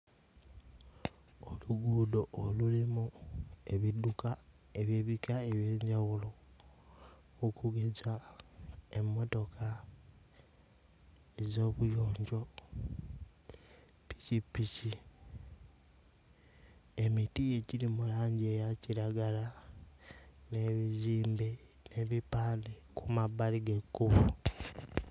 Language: Ganda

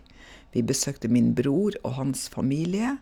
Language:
Norwegian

